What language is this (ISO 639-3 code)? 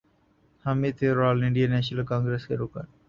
urd